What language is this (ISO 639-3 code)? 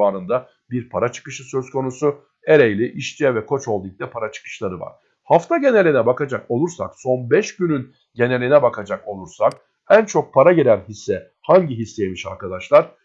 tur